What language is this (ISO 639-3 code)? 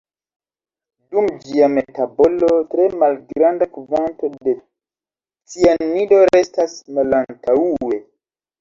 epo